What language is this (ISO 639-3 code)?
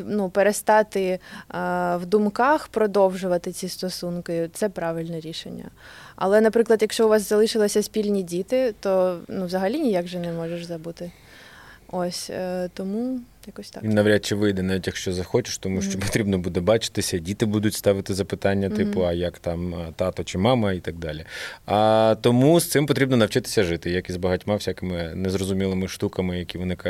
ukr